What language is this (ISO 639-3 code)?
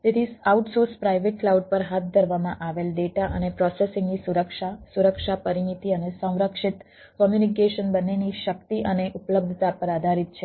guj